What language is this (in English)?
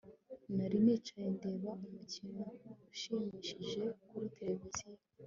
Kinyarwanda